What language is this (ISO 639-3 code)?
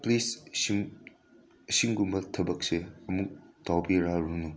mni